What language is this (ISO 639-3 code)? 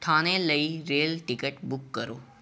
pan